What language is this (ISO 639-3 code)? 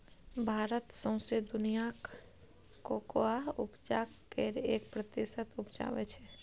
mai